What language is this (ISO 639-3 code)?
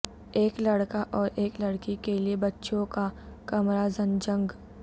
urd